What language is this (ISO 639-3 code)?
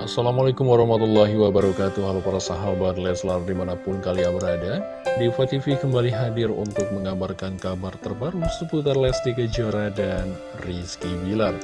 ind